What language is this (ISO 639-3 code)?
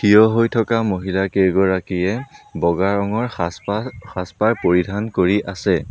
asm